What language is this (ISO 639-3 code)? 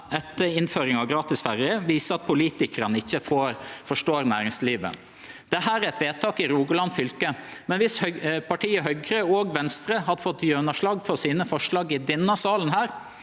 nor